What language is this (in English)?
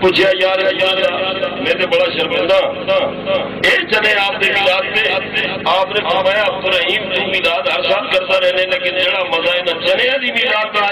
Turkish